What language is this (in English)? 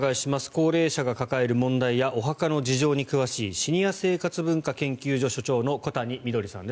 Japanese